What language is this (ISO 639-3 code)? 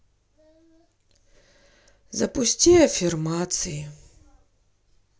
rus